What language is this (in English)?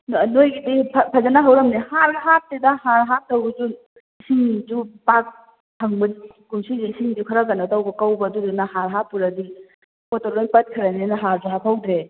Manipuri